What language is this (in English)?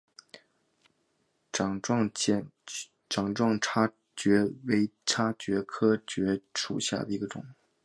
Chinese